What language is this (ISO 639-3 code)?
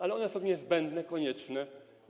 pol